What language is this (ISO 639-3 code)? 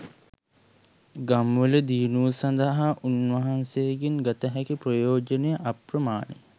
sin